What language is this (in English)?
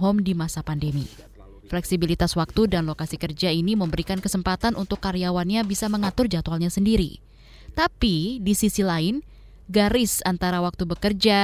Indonesian